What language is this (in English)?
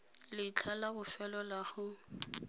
Tswana